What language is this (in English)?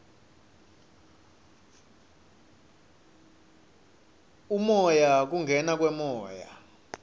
Swati